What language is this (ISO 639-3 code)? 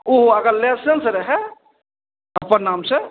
mai